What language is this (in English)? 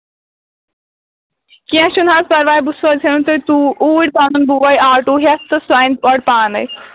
Kashmiri